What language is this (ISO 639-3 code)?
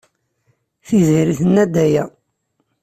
kab